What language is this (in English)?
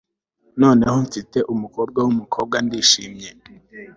Kinyarwanda